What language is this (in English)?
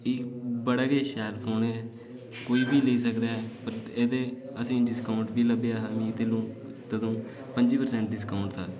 Dogri